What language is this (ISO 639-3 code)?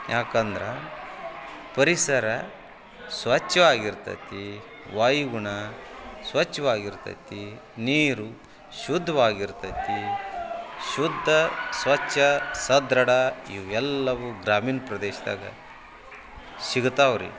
kan